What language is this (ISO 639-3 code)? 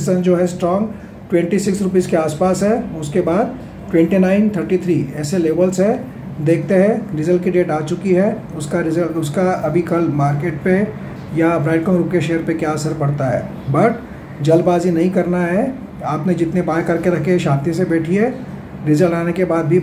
hin